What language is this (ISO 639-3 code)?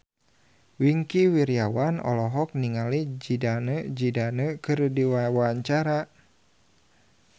sun